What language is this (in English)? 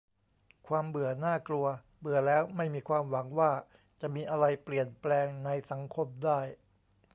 Thai